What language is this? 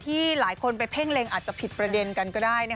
Thai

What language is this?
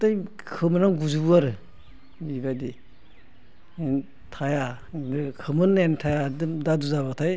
Bodo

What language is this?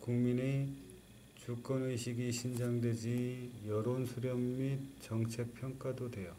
Korean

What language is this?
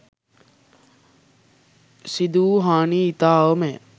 Sinhala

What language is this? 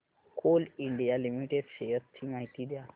Marathi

